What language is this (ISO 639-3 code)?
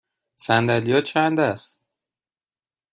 fas